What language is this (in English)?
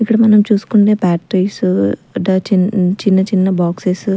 Telugu